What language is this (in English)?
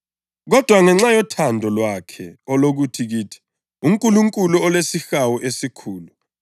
North Ndebele